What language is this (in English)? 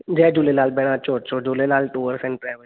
Sindhi